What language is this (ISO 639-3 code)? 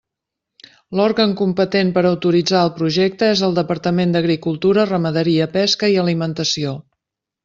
cat